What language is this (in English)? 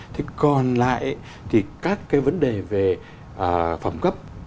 Vietnamese